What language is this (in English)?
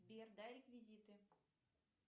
Russian